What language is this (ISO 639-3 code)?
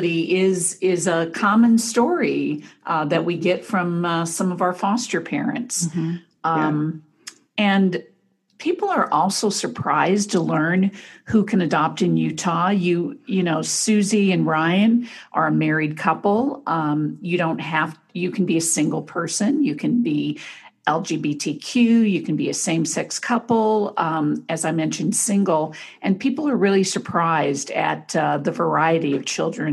eng